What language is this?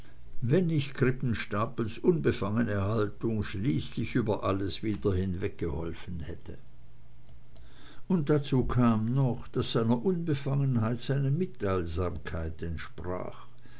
German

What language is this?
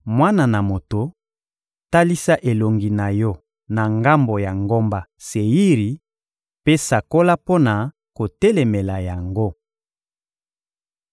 Lingala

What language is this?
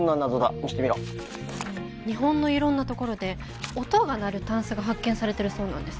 Japanese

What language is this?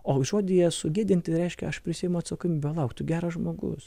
Lithuanian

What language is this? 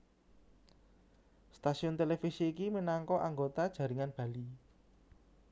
Javanese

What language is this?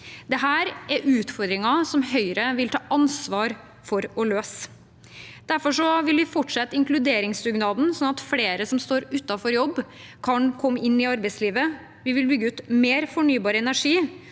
Norwegian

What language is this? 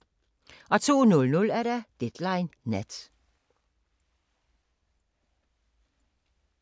Danish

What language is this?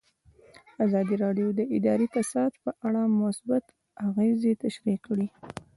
Pashto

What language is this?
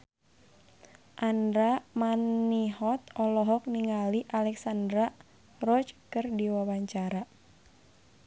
Sundanese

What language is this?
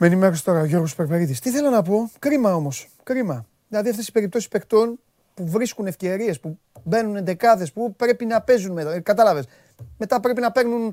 Greek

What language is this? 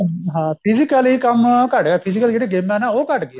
Punjabi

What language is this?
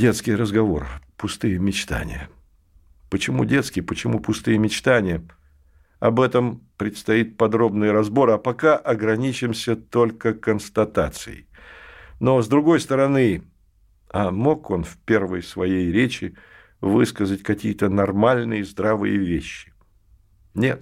Russian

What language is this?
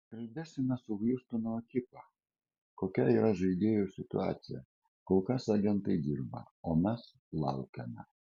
Lithuanian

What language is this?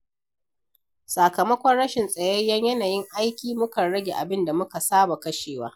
Hausa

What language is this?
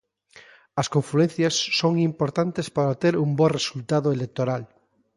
Galician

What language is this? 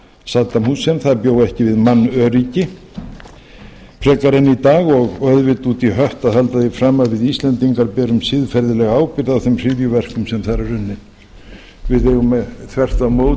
Icelandic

